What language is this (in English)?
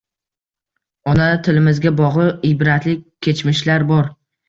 Uzbek